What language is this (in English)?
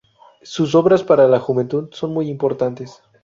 Spanish